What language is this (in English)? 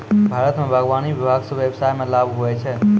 Maithili